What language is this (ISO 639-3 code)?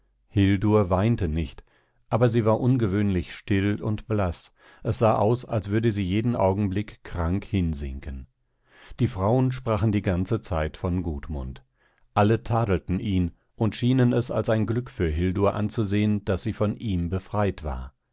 deu